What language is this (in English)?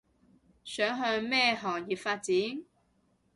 Cantonese